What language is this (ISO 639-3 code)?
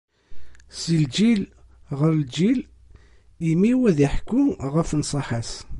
kab